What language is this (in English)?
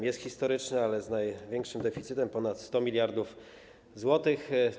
Polish